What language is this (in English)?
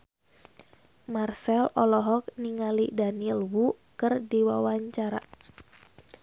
Sundanese